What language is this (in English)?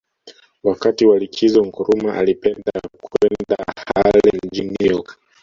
Swahili